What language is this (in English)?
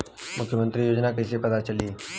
Bhojpuri